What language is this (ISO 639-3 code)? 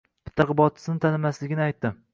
uzb